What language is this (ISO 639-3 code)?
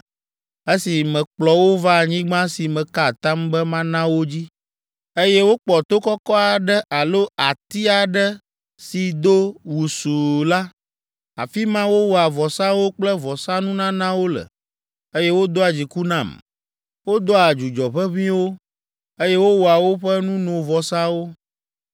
ewe